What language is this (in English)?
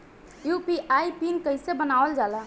Bhojpuri